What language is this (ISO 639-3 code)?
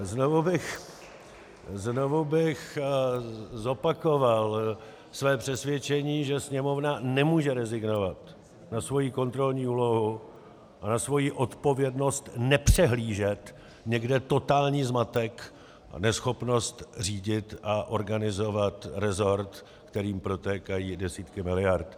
ces